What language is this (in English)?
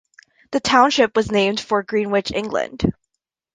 English